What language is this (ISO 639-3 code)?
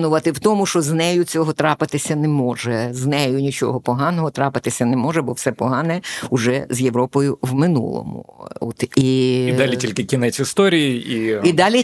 ukr